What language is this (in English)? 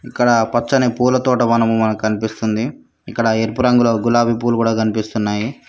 Telugu